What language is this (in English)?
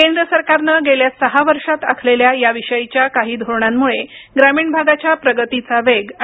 Marathi